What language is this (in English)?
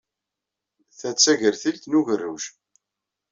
Kabyle